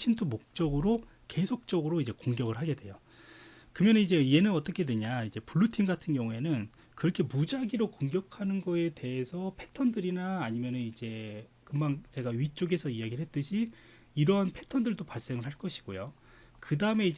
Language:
Korean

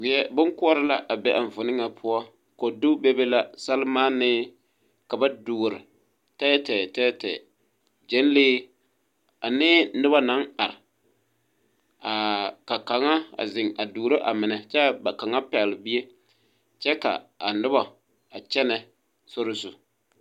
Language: Southern Dagaare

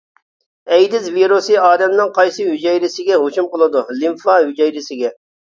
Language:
Uyghur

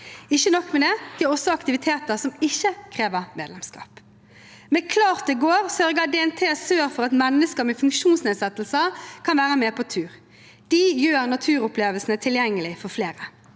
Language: Norwegian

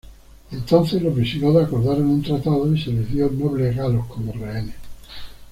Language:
Spanish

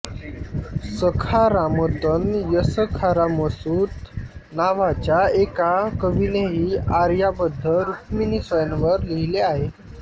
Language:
Marathi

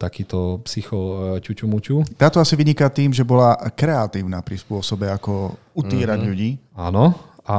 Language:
Slovak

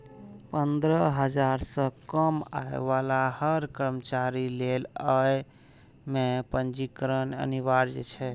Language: Maithili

